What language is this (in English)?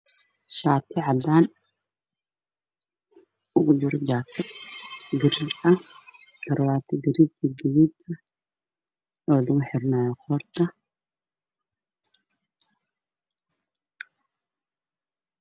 Somali